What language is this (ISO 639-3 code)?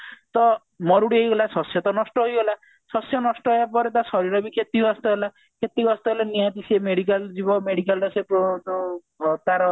ori